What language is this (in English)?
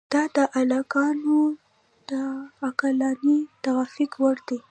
Pashto